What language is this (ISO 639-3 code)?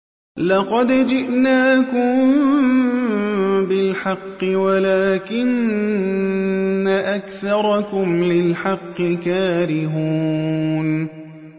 ara